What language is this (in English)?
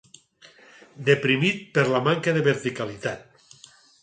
Catalan